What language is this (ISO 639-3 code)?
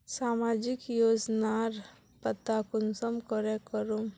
mag